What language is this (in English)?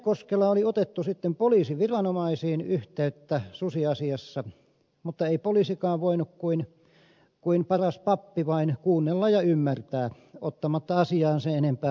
Finnish